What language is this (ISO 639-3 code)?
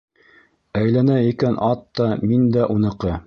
bak